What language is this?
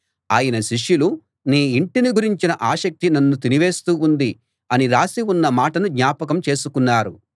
Telugu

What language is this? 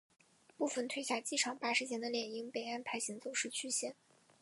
Chinese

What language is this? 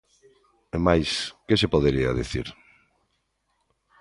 Galician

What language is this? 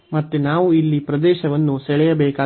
Kannada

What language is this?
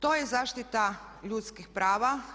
Croatian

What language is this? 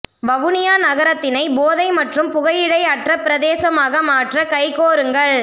Tamil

